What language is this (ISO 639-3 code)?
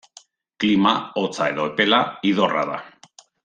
eus